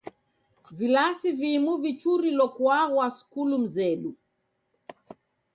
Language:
Taita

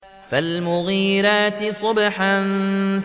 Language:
Arabic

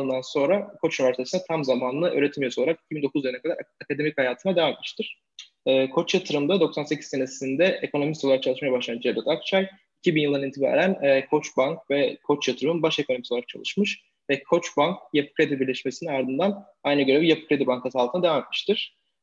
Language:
Turkish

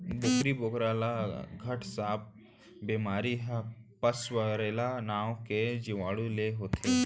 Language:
Chhattisgarhi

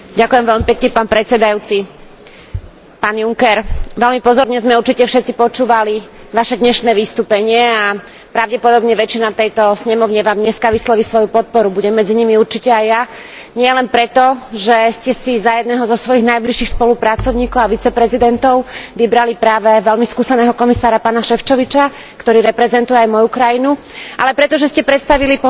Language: Slovak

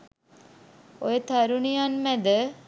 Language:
Sinhala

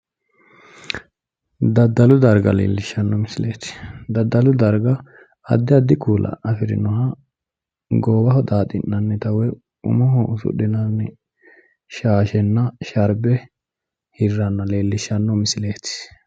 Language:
Sidamo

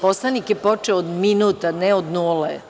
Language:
Serbian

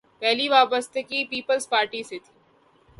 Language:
Urdu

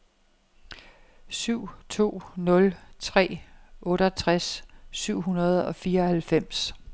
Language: Danish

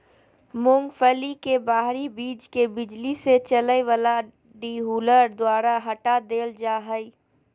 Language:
Magahi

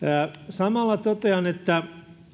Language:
Finnish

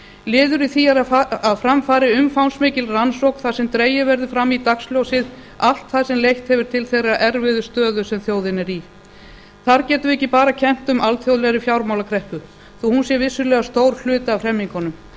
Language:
Icelandic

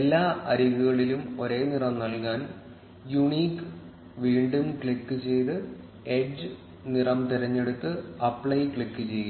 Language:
Malayalam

